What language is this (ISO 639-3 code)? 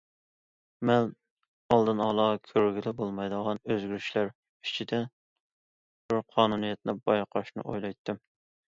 uig